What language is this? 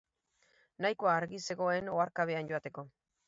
Basque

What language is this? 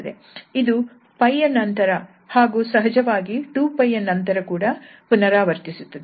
Kannada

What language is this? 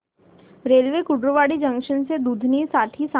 Marathi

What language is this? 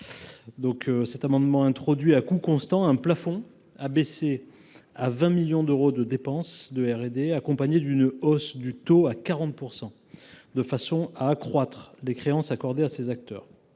French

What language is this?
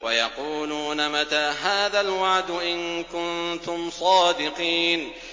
Arabic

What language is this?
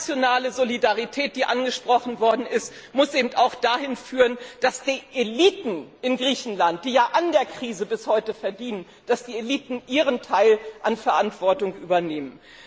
German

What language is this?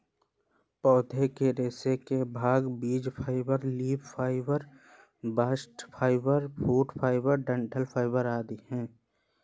Hindi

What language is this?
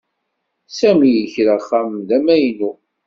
Kabyle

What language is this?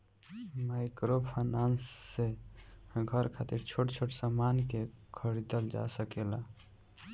Bhojpuri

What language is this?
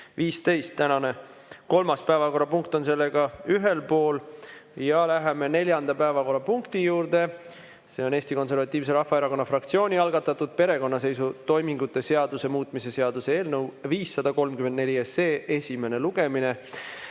Estonian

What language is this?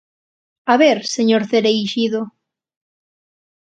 Galician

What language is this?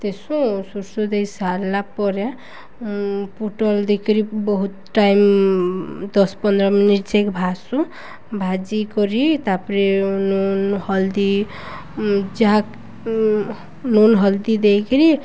Odia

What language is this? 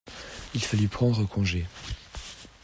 French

